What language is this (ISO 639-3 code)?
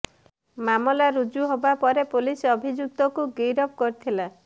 ori